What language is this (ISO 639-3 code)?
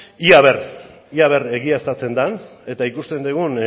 eus